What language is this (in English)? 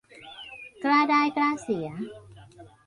Thai